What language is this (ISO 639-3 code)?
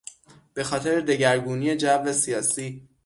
fas